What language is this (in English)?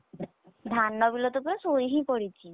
Odia